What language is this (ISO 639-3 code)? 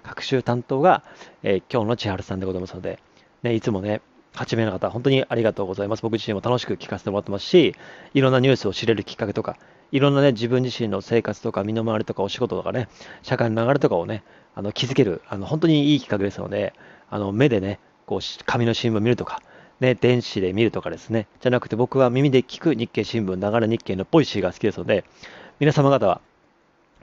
jpn